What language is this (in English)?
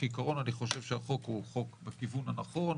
Hebrew